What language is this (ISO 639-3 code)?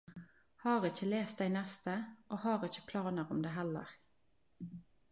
nno